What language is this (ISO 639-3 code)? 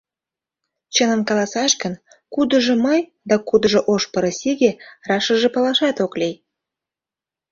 chm